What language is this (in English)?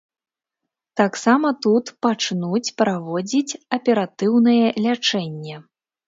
Belarusian